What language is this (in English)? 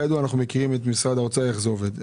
Hebrew